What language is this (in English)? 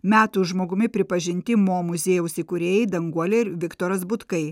Lithuanian